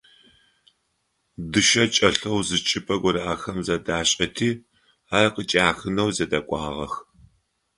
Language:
Adyghe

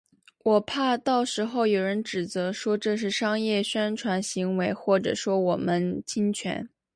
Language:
Chinese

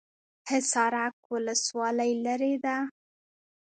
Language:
Pashto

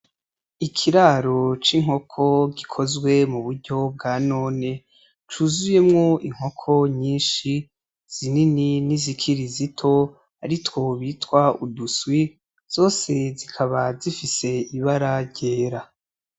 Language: Rundi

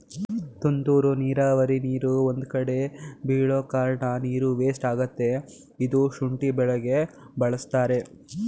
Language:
Kannada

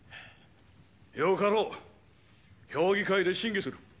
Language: Japanese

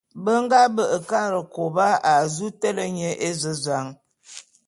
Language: Bulu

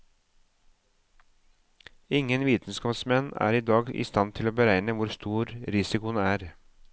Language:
Norwegian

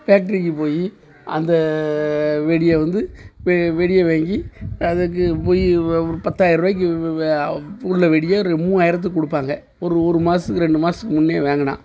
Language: Tamil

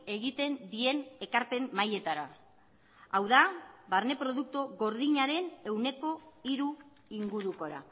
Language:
Basque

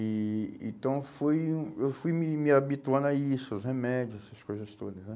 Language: Portuguese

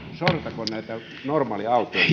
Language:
Finnish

